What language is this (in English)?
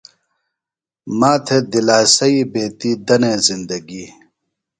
Phalura